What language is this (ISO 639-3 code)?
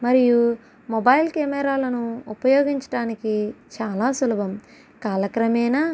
tel